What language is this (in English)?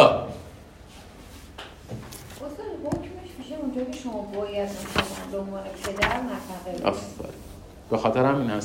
Persian